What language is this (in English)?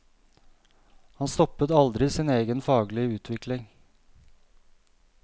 Norwegian